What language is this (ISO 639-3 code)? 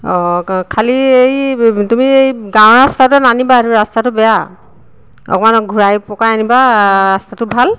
asm